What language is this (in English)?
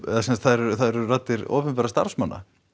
Icelandic